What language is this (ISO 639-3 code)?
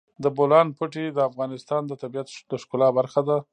pus